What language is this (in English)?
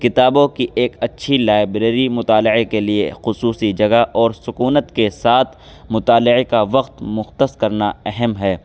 Urdu